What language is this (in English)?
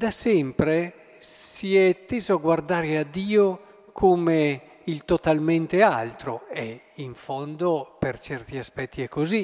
Italian